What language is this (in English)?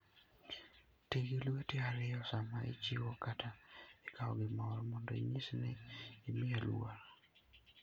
Luo (Kenya and Tanzania)